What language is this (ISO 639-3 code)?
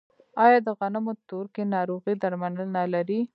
pus